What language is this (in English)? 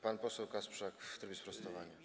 Polish